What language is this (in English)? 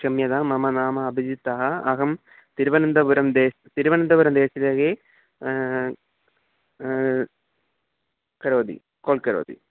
Sanskrit